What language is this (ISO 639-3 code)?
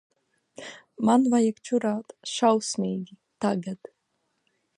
lav